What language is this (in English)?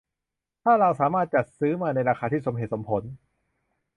Thai